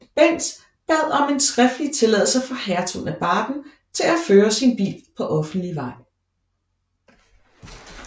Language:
Danish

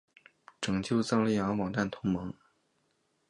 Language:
Chinese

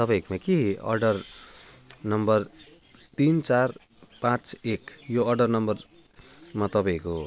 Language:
Nepali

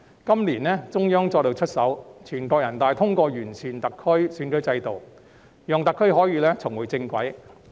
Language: Cantonese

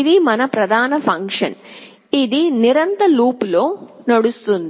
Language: Telugu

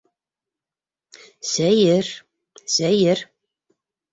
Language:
Bashkir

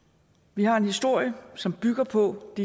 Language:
Danish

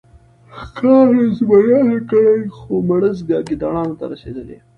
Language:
Pashto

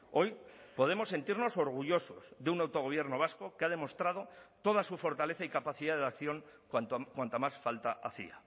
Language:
Spanish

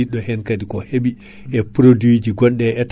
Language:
Fula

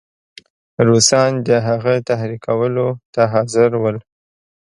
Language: Pashto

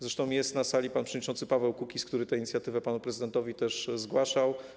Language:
Polish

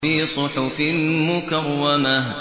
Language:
Arabic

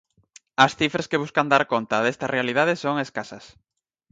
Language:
Galician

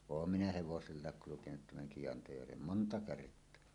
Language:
Finnish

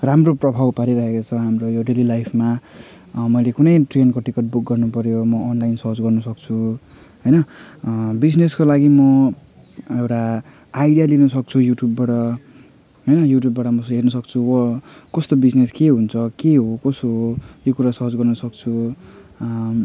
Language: Nepali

